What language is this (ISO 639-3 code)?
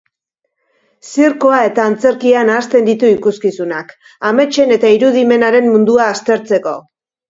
eus